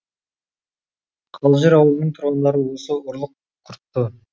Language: Kazakh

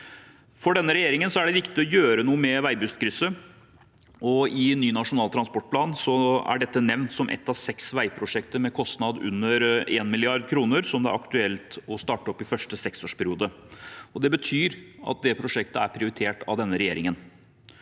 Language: Norwegian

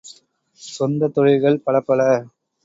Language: Tamil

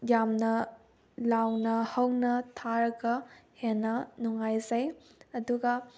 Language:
Manipuri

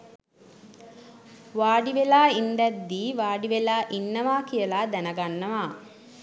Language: Sinhala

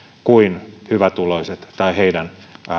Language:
Finnish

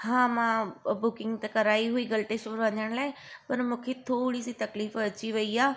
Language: Sindhi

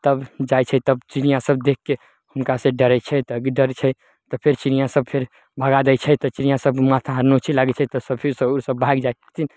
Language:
Maithili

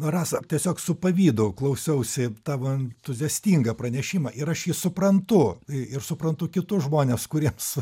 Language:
Lithuanian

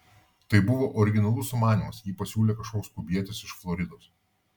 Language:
Lithuanian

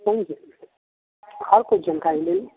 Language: Hindi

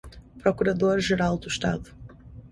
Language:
Portuguese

